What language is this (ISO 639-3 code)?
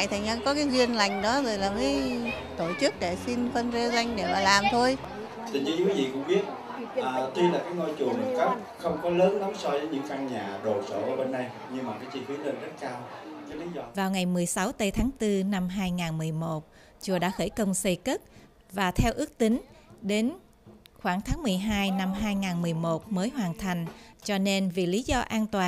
vie